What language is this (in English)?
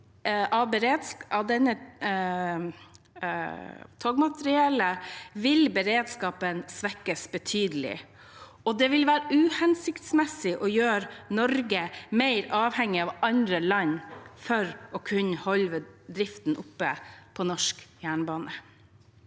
Norwegian